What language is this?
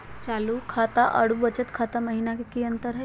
Magahi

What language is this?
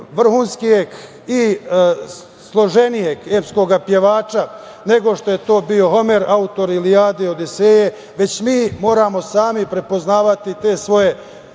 Serbian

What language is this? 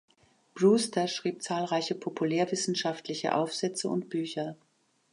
German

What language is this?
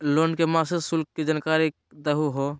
Magahi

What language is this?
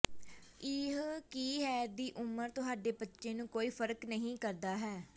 Punjabi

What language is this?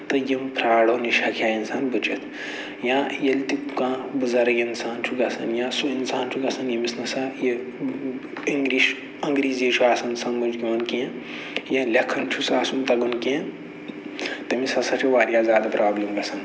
Kashmiri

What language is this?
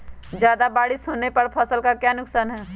Magahi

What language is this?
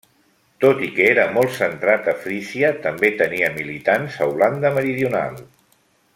Catalan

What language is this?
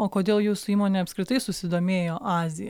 Lithuanian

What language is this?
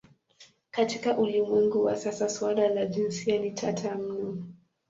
Swahili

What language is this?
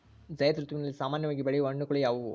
Kannada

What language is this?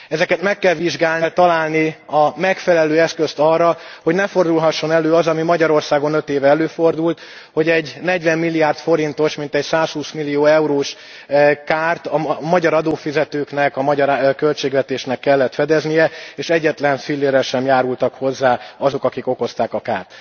Hungarian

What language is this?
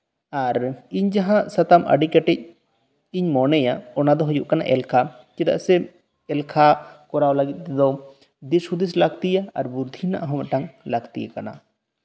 Santali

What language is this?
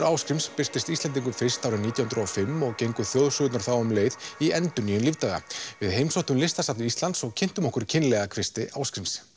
Icelandic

